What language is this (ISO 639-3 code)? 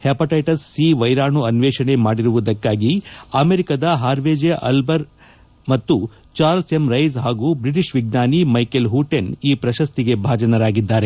kan